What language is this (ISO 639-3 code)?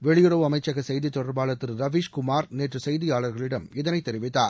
tam